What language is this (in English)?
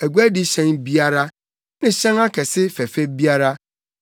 Akan